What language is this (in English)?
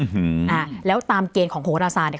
Thai